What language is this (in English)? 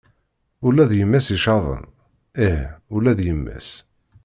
Kabyle